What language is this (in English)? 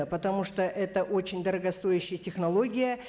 Kazakh